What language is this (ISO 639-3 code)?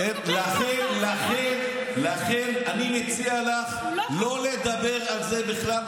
heb